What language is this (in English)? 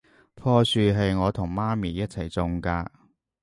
Cantonese